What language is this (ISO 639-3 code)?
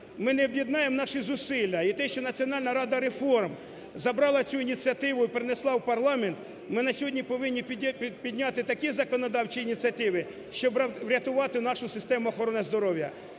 ukr